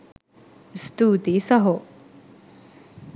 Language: Sinhala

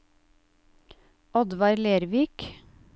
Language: Norwegian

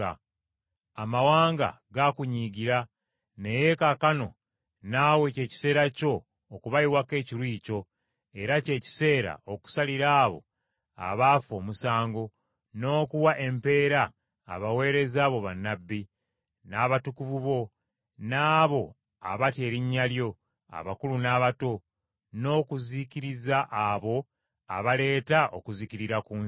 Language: Ganda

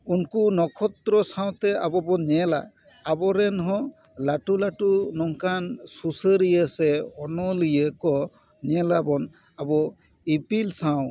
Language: Santali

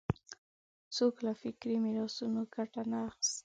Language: Pashto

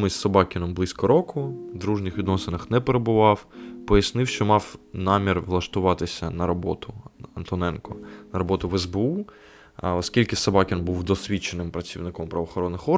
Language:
Ukrainian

